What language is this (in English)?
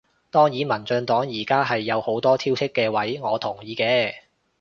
Cantonese